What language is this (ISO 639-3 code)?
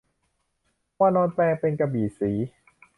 tha